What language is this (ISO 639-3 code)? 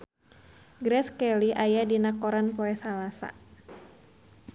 sun